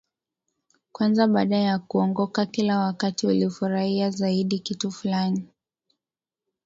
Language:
Swahili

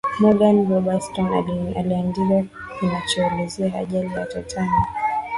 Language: Swahili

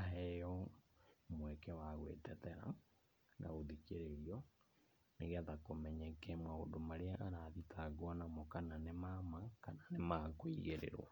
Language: Kikuyu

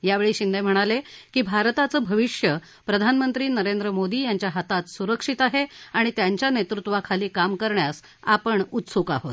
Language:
Marathi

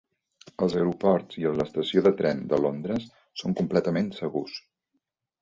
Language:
Catalan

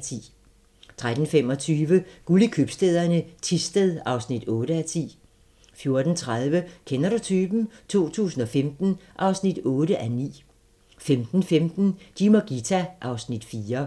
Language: Danish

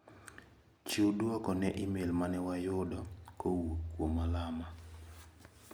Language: Luo (Kenya and Tanzania)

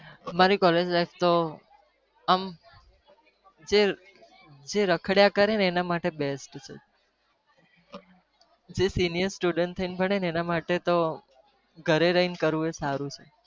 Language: Gujarati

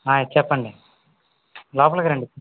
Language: Telugu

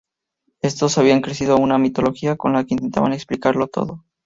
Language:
Spanish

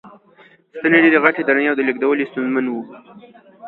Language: Pashto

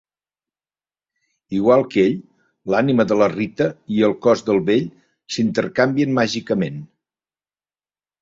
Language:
Catalan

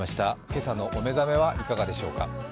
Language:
Japanese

